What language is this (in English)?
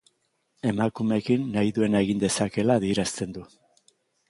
Basque